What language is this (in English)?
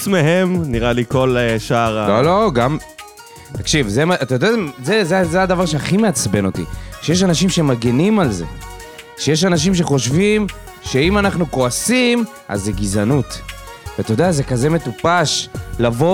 Hebrew